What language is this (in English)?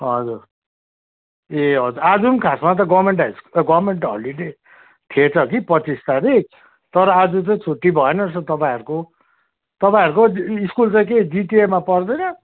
Nepali